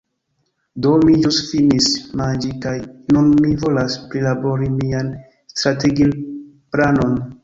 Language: Esperanto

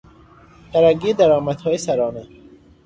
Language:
Persian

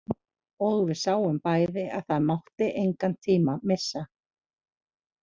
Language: Icelandic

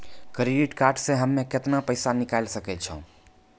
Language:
Maithili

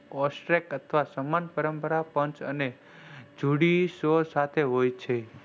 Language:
Gujarati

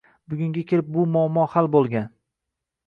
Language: Uzbek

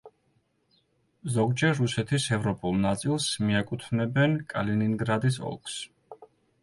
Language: Georgian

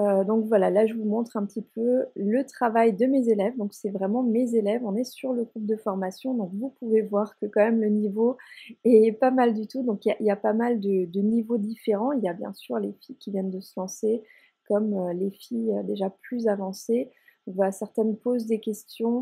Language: French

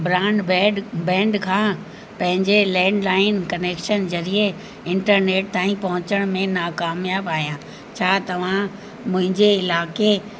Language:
Sindhi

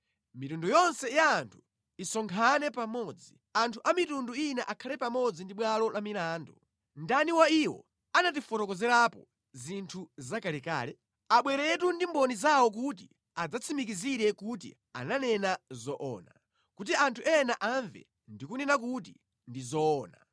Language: Nyanja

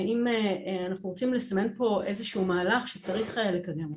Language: Hebrew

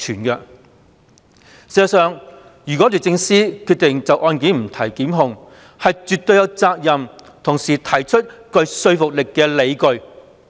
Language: Cantonese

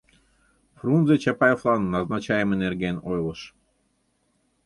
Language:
Mari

